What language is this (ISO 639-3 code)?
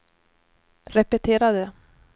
swe